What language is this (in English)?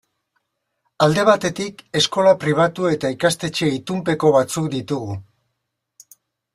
Basque